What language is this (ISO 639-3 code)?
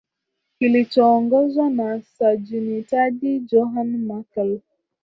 swa